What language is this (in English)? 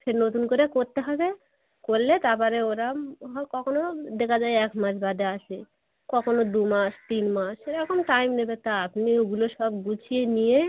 Bangla